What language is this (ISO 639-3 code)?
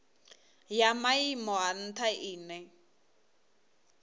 ven